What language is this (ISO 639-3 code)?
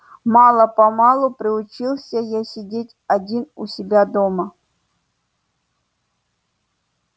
rus